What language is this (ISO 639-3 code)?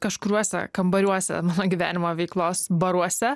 lit